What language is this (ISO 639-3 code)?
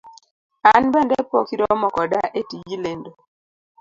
luo